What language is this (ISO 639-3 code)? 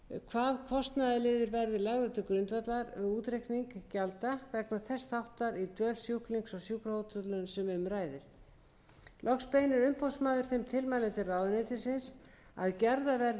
isl